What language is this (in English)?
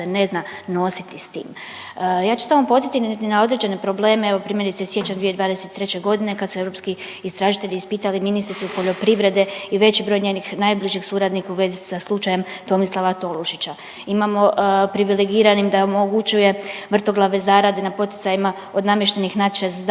Croatian